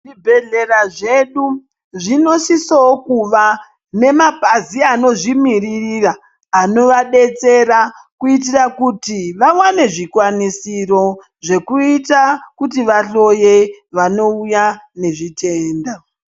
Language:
Ndau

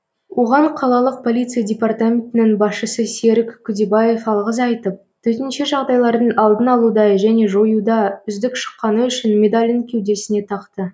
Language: Kazakh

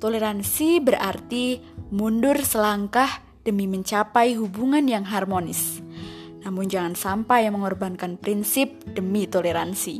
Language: Indonesian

